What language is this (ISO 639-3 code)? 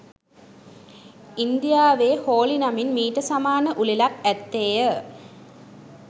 sin